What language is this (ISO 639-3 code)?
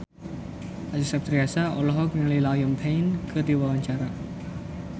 sun